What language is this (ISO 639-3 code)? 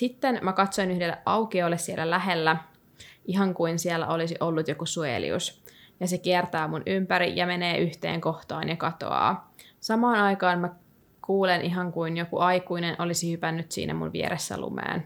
fin